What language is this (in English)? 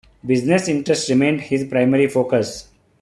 English